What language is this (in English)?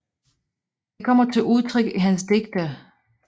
Danish